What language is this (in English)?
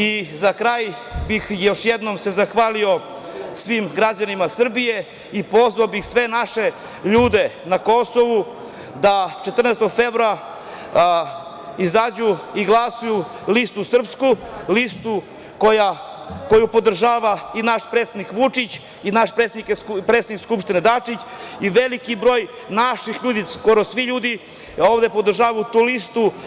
Serbian